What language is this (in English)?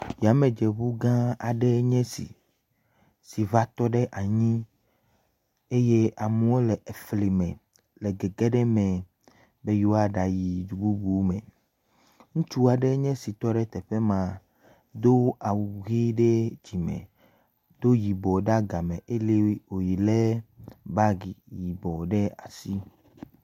Ewe